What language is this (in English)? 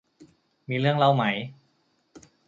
Thai